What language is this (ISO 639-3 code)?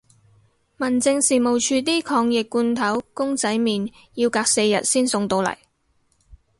yue